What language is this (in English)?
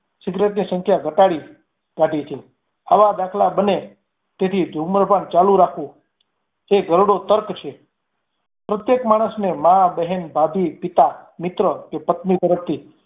Gujarati